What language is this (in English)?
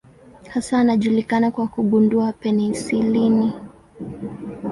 Swahili